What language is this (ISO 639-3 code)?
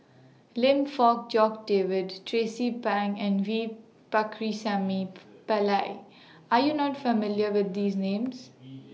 eng